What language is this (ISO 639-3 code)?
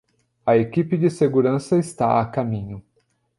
por